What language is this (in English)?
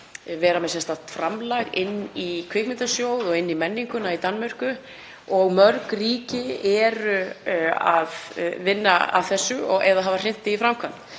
Icelandic